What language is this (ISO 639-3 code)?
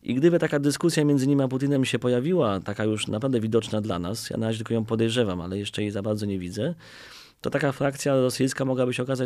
pol